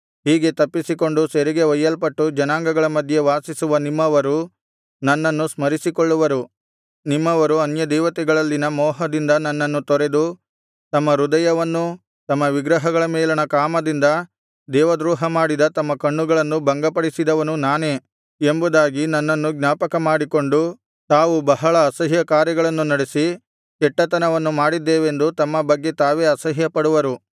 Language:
Kannada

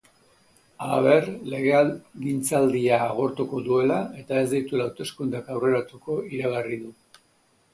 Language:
Basque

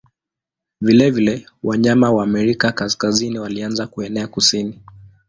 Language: Swahili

